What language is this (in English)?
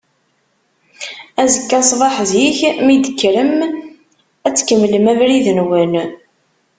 Kabyle